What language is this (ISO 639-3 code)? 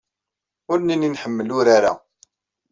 kab